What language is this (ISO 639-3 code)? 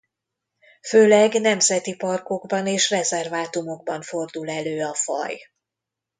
hun